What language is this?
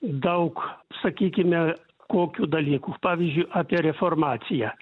Lithuanian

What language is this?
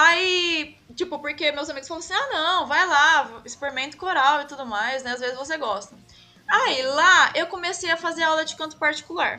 Portuguese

